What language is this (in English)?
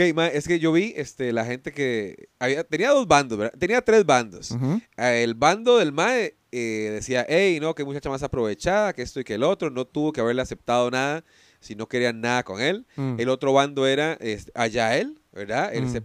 Spanish